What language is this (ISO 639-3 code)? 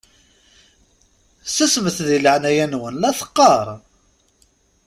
kab